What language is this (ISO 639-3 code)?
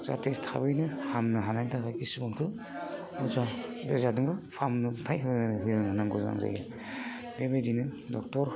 brx